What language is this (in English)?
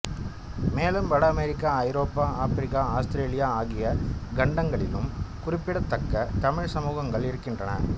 Tamil